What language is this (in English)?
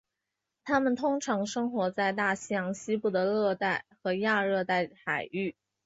Chinese